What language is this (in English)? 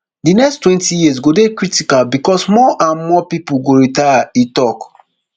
Nigerian Pidgin